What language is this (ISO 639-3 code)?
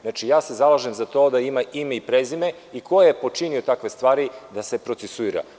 srp